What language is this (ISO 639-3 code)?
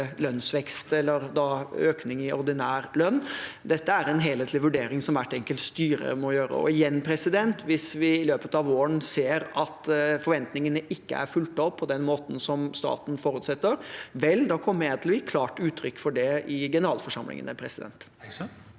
nor